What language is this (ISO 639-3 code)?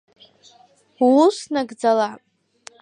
abk